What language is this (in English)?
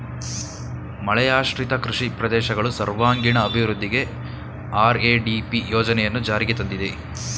Kannada